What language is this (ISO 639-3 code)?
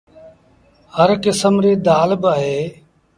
sbn